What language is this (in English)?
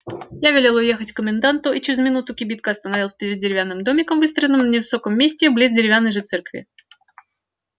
Russian